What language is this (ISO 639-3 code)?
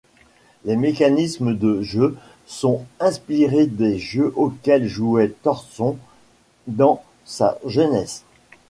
fra